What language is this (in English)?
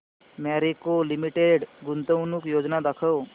Marathi